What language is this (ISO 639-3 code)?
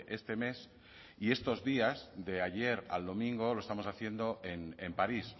spa